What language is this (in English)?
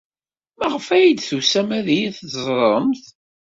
Kabyle